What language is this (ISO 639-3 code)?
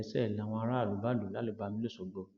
yor